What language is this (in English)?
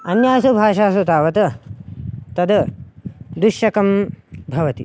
Sanskrit